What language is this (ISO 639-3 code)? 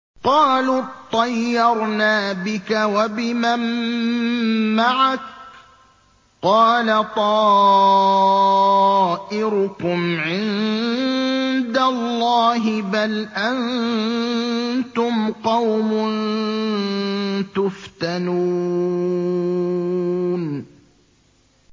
ara